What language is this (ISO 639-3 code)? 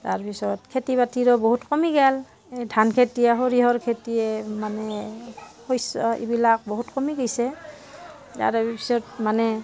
asm